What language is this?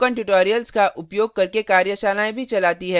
Hindi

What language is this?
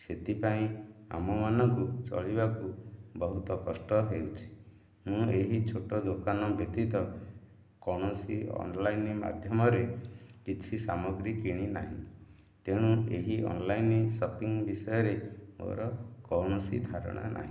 Odia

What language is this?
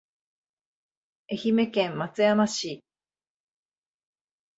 Japanese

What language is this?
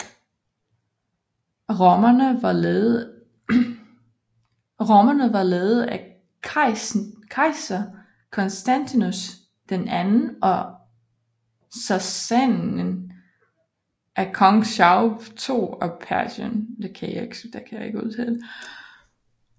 Danish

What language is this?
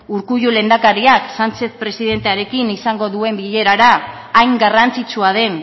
Basque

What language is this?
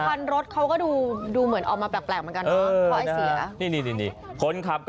Thai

